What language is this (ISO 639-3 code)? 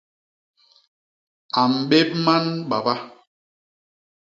bas